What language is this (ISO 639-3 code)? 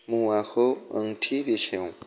brx